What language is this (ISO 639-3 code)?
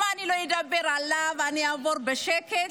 heb